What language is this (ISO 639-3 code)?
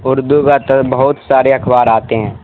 urd